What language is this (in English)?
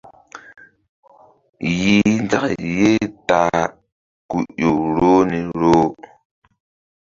Mbum